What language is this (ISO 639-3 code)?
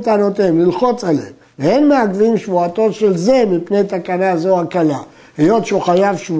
heb